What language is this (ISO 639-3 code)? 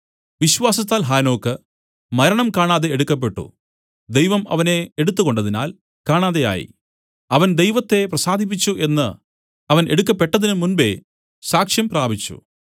mal